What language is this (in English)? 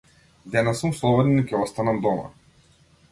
Macedonian